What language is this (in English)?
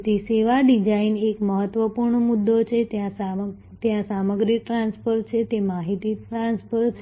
Gujarati